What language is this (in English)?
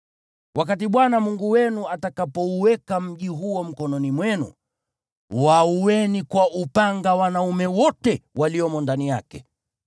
Swahili